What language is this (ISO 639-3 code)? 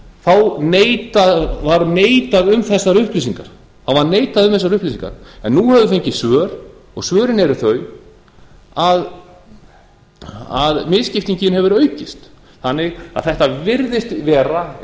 isl